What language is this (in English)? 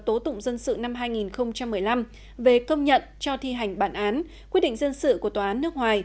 Vietnamese